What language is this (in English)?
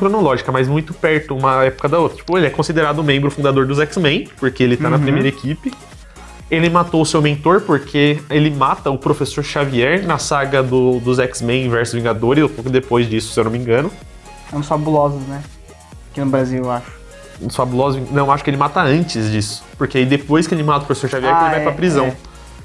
Portuguese